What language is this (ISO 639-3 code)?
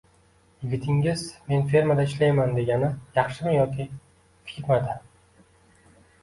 uzb